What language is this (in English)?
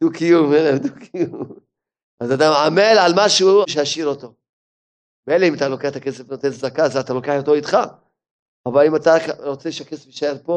Hebrew